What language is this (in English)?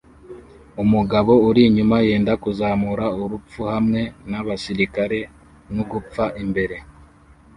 Kinyarwanda